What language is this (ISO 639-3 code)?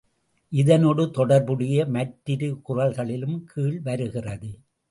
tam